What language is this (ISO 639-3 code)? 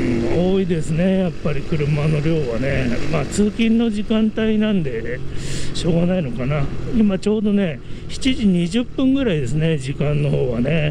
jpn